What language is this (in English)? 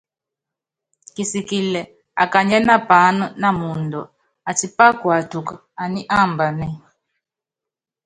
Yangben